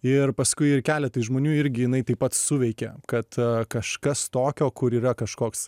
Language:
Lithuanian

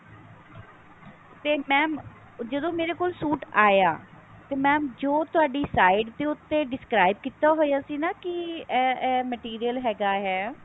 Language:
Punjabi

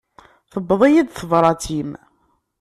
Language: Kabyle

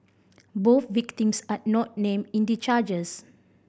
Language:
English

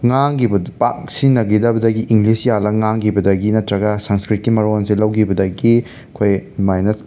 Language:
Manipuri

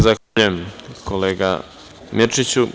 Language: Serbian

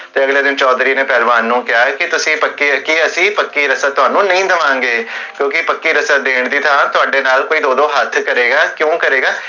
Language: Punjabi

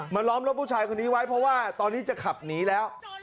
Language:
Thai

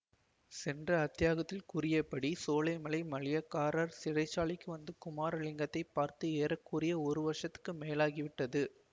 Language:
Tamil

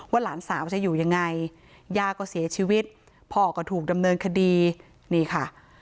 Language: Thai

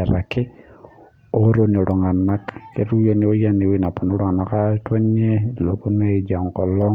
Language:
Masai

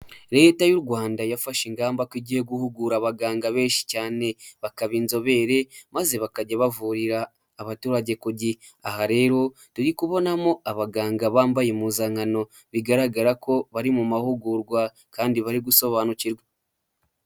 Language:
Kinyarwanda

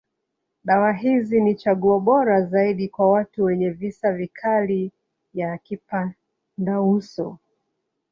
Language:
Swahili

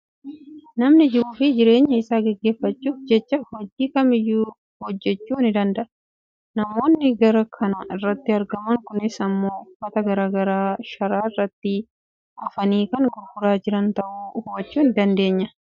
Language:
Oromo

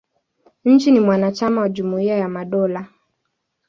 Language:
Swahili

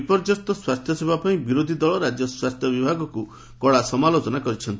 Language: Odia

